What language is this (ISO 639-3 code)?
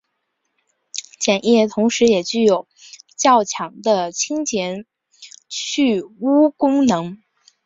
zho